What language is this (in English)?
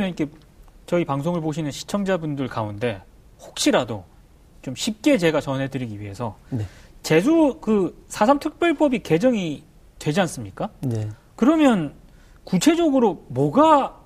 Korean